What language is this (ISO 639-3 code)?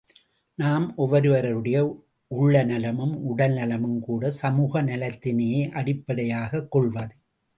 tam